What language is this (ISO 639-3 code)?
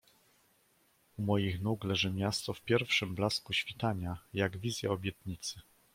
pol